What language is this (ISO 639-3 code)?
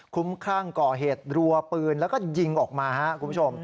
tha